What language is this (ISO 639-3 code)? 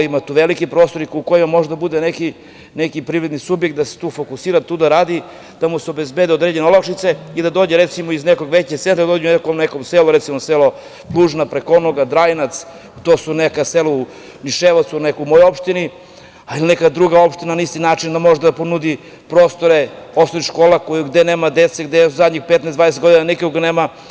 srp